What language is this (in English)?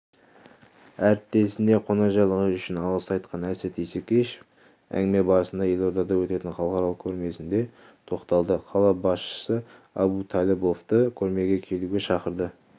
Kazakh